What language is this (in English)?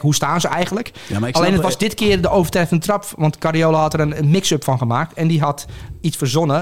Dutch